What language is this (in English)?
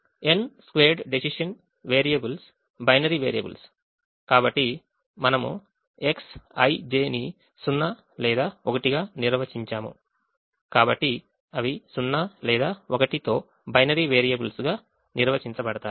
Telugu